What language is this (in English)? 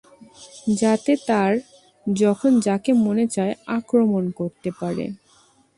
Bangla